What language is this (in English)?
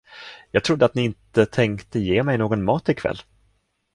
Swedish